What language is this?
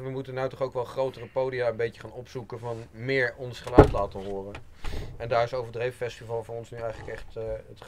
Dutch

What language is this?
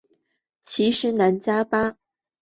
Chinese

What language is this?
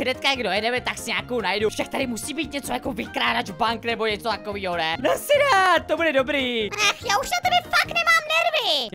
Czech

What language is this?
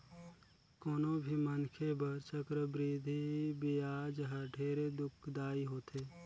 Chhattisgarhi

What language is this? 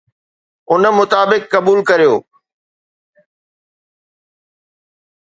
Sindhi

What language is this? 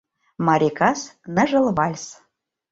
Mari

